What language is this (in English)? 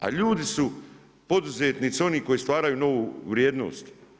Croatian